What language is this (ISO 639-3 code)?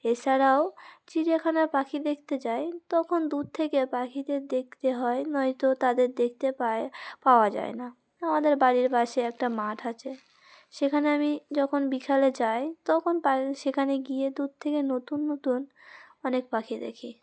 ben